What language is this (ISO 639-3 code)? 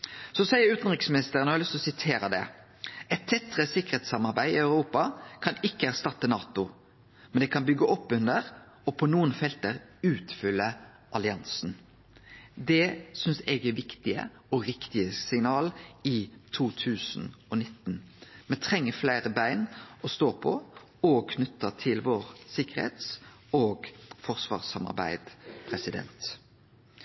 nno